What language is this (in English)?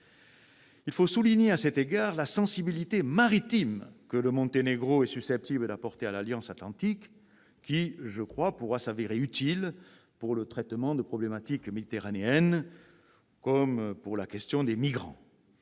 French